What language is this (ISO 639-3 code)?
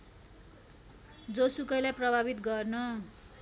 nep